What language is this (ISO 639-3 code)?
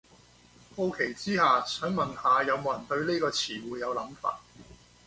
yue